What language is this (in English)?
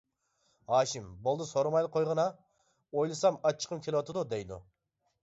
Uyghur